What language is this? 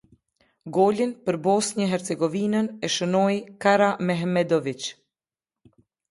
Albanian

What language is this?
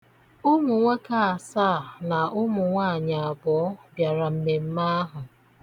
Igbo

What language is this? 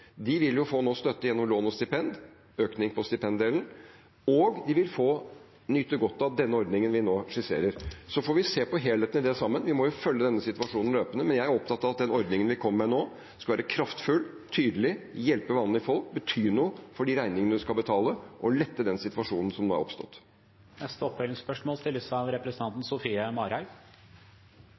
Norwegian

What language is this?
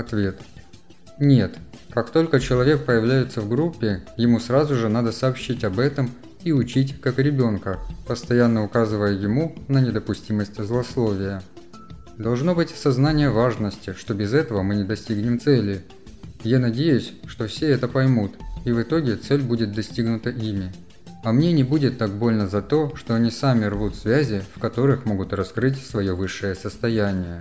Russian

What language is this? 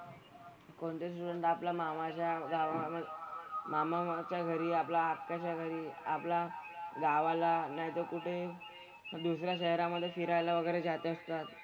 Marathi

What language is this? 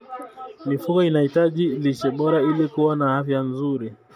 Kalenjin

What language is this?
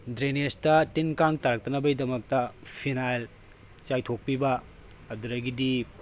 Manipuri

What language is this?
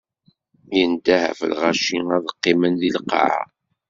Kabyle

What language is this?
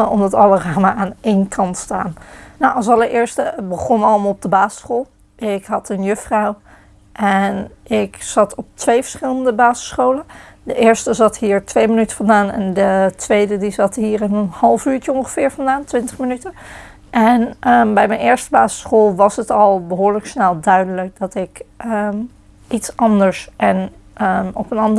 Dutch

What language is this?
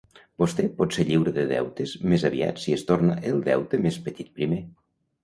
Catalan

